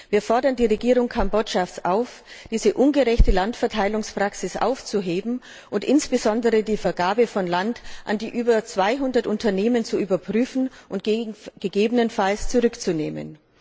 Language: German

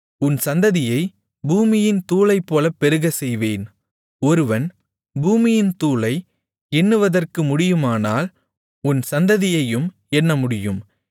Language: Tamil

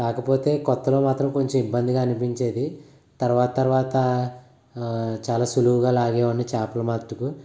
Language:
Telugu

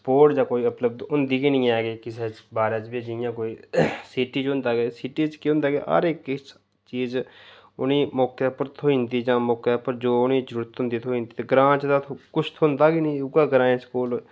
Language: Dogri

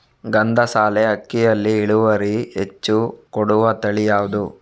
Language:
Kannada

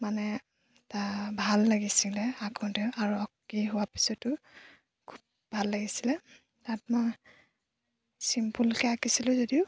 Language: Assamese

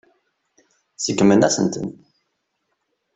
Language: Kabyle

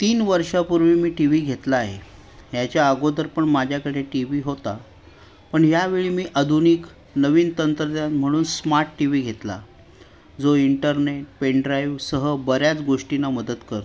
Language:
Marathi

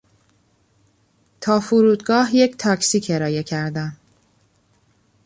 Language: Persian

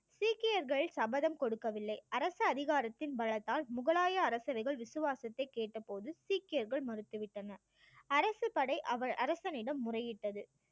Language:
Tamil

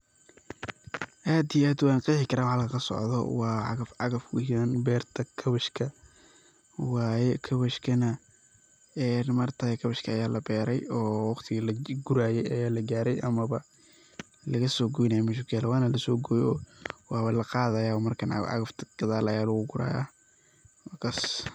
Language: Somali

